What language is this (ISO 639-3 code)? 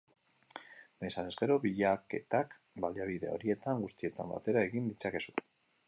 eus